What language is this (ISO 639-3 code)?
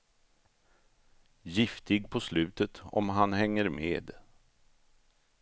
swe